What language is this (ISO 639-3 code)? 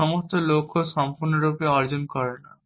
ben